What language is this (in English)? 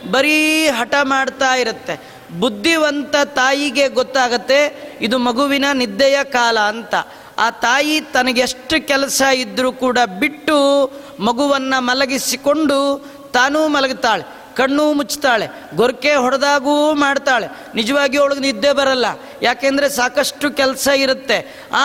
Kannada